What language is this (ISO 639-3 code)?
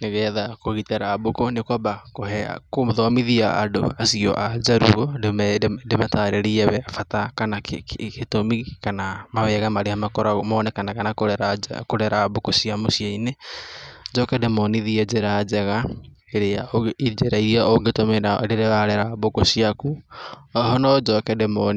kik